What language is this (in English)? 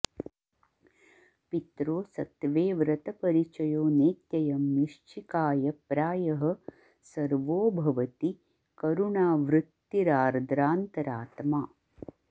Sanskrit